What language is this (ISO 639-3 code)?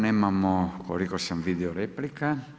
hrv